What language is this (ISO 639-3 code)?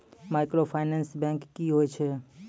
mai